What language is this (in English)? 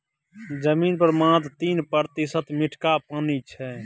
Maithili